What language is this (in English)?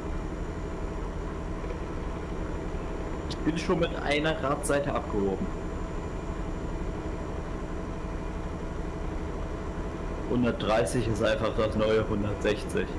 German